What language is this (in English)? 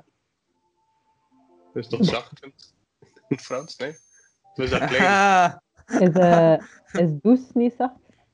Dutch